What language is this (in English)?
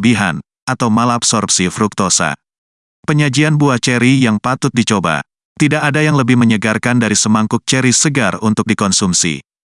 Indonesian